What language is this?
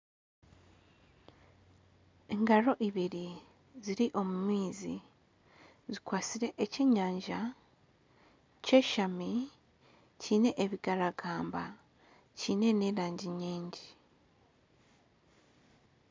Nyankole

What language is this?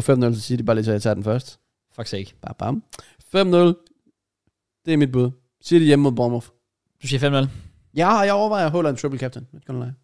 Danish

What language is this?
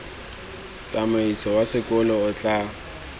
Tswana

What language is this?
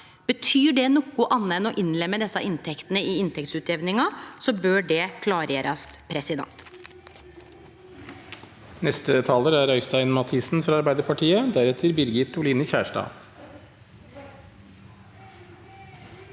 Norwegian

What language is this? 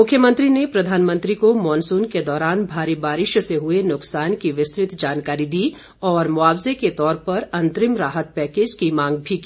Hindi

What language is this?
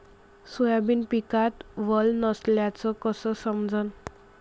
Marathi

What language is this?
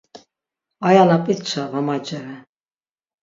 Laz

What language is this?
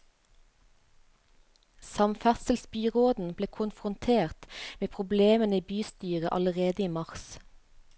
Norwegian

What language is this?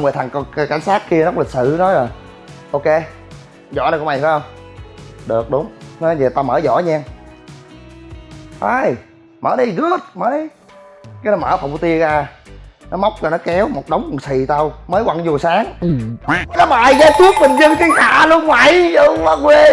Vietnamese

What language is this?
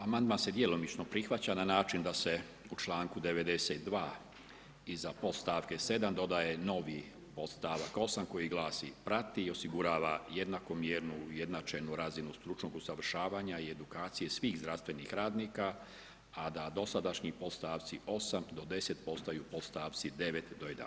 Croatian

